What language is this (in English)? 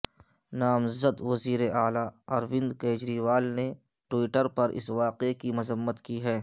Urdu